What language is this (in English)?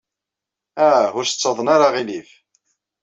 Kabyle